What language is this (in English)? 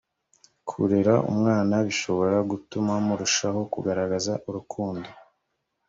Kinyarwanda